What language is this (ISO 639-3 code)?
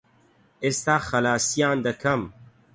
ckb